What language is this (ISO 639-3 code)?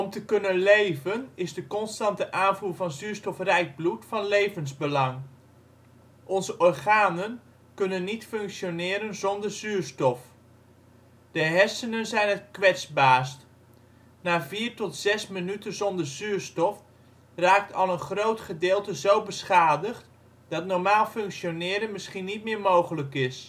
nld